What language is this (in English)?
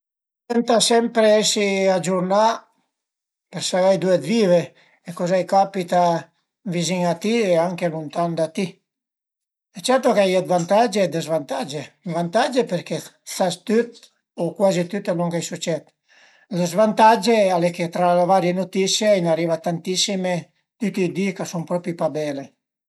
Piedmontese